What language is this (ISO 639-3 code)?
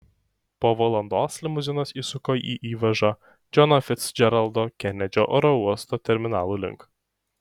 lit